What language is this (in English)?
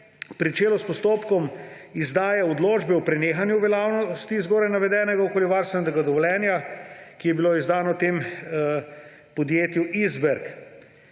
Slovenian